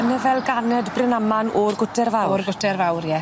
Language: Welsh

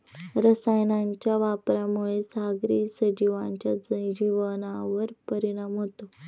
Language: Marathi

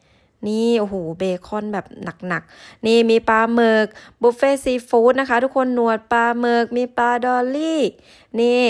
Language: Thai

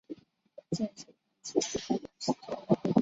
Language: Chinese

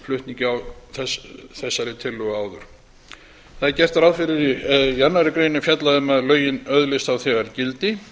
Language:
Icelandic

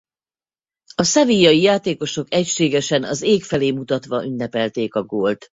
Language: Hungarian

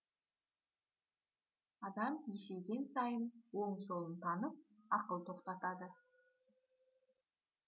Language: Kazakh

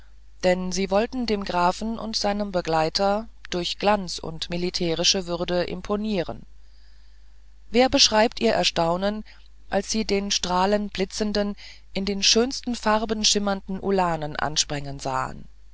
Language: German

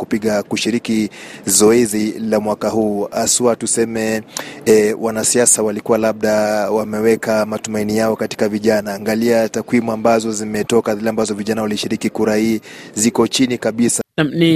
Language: Swahili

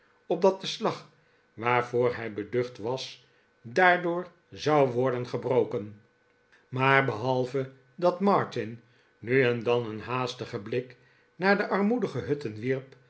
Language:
Dutch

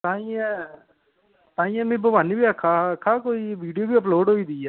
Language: Dogri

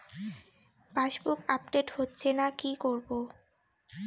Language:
Bangla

